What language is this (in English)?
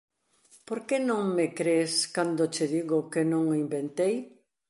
Galician